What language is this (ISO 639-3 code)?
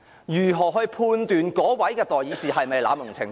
yue